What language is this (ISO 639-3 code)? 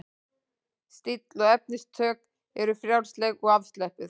isl